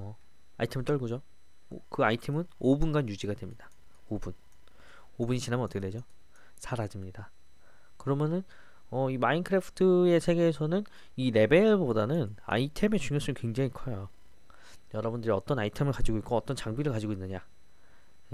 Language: Korean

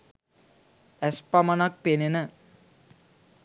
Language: Sinhala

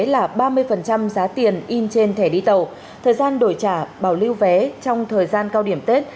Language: Vietnamese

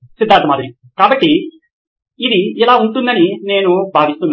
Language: Telugu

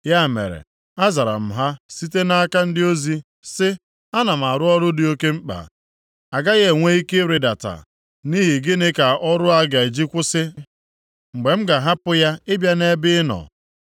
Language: Igbo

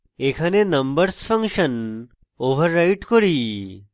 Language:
Bangla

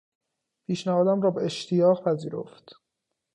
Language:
Persian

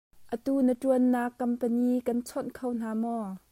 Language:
Hakha Chin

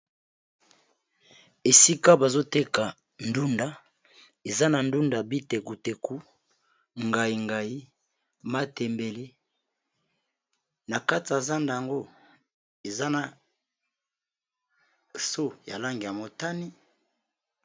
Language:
Lingala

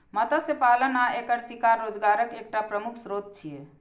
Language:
Maithili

